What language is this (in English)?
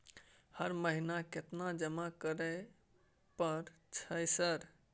Maithili